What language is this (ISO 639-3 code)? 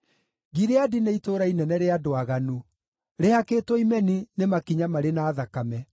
kik